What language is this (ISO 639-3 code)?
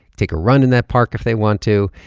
eng